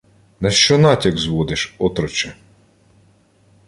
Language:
Ukrainian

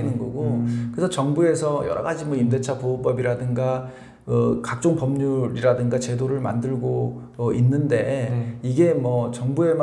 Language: Korean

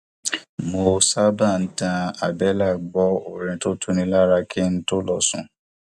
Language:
Yoruba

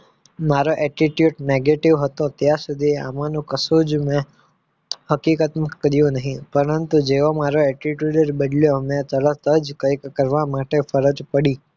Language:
Gujarati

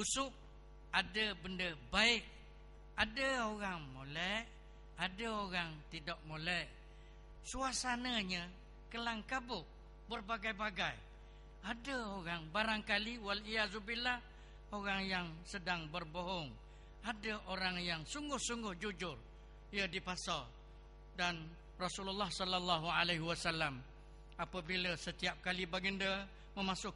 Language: Malay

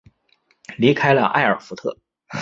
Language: Chinese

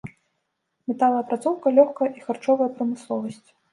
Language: Belarusian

